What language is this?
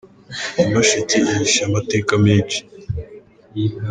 Kinyarwanda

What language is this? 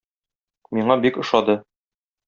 Tatar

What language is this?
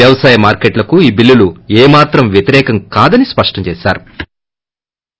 Telugu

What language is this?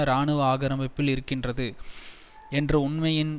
Tamil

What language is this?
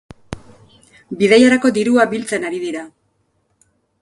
Basque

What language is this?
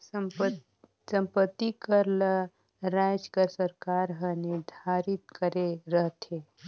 Chhattisgarhi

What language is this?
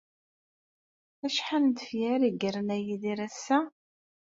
Kabyle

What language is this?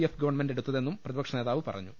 Malayalam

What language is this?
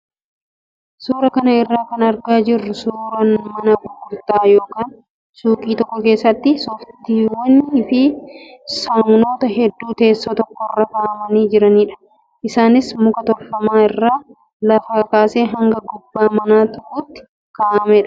Oromo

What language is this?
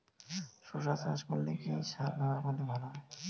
Bangla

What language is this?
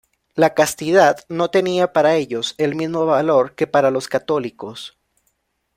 Spanish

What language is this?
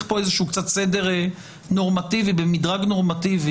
Hebrew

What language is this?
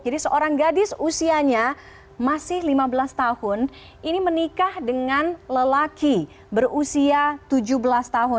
Indonesian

